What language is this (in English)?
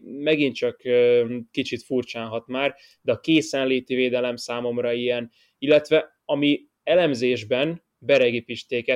Hungarian